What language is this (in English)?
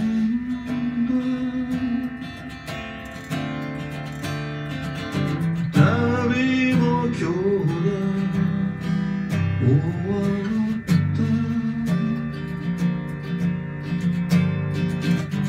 Turkish